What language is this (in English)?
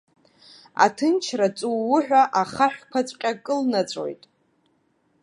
Abkhazian